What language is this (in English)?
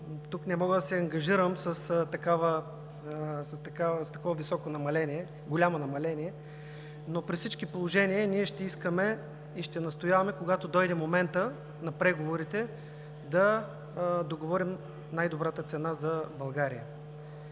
Bulgarian